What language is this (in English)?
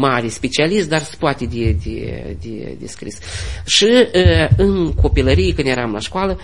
Romanian